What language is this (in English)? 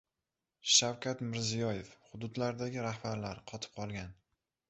Uzbek